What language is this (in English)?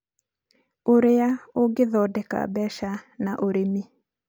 Kikuyu